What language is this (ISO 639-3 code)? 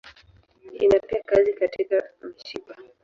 swa